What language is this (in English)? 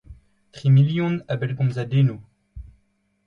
Breton